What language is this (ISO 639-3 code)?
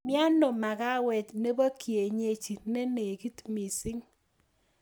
kln